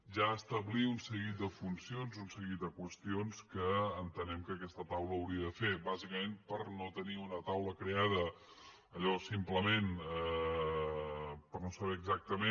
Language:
Catalan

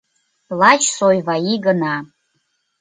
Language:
Mari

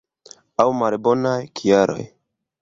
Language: Esperanto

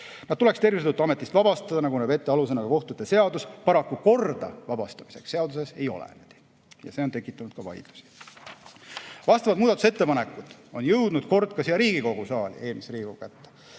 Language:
Estonian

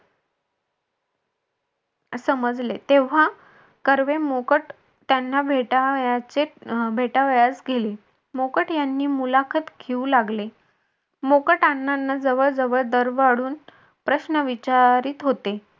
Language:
Marathi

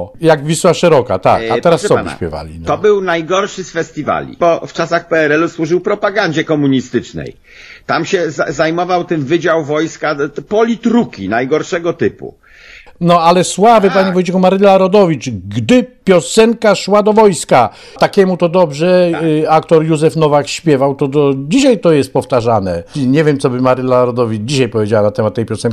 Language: Polish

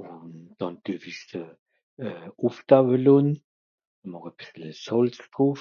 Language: Swiss German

